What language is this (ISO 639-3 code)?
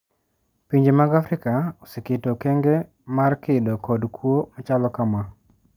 luo